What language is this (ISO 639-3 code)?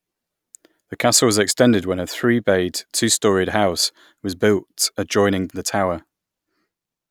eng